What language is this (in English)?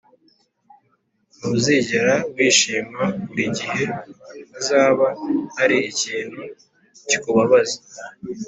Kinyarwanda